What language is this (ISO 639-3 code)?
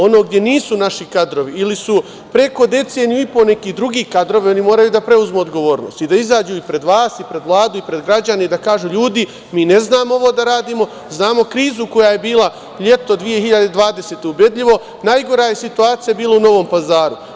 srp